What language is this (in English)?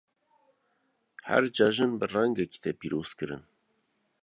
Kurdish